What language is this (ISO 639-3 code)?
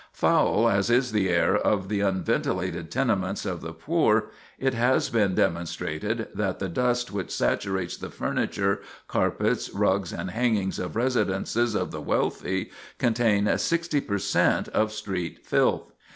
eng